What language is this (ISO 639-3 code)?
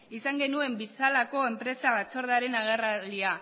eus